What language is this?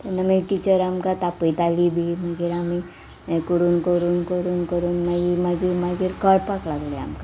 Konkani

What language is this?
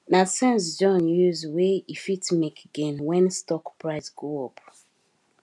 Nigerian Pidgin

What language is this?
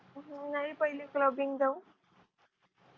Marathi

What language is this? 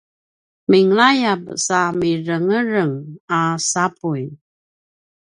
Paiwan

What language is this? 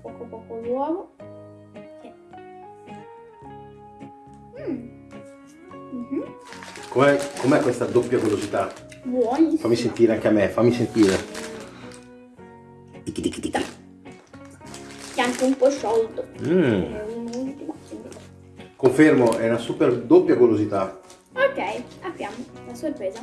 Italian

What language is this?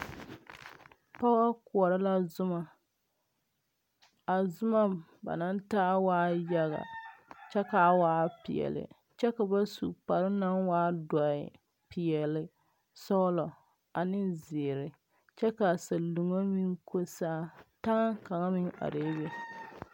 Southern Dagaare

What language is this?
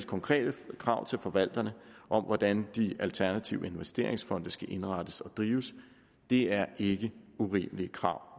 Danish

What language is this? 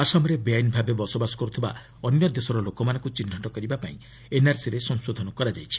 Odia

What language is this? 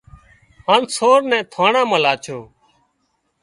Wadiyara Koli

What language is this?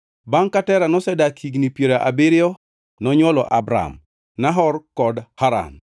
Luo (Kenya and Tanzania)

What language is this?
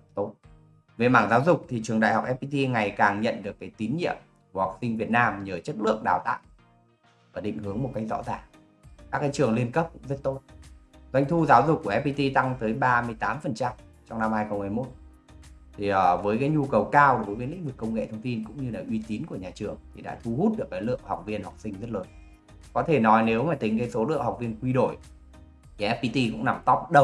Vietnamese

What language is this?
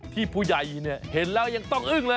Thai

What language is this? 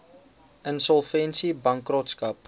Afrikaans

